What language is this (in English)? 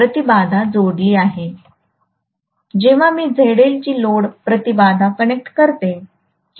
Marathi